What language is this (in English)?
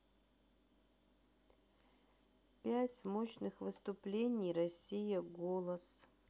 Russian